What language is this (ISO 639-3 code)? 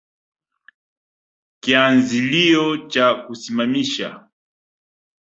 swa